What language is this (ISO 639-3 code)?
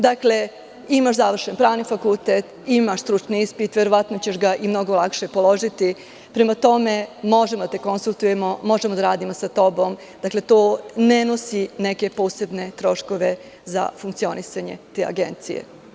srp